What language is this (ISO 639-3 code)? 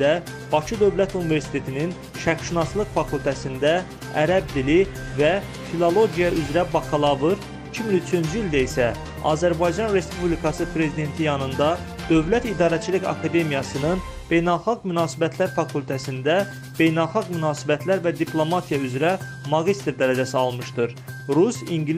tur